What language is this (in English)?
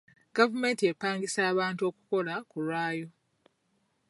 Ganda